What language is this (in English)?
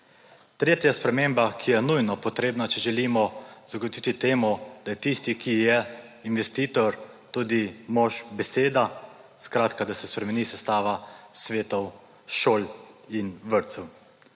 Slovenian